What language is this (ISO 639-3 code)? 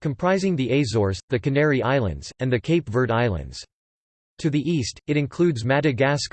eng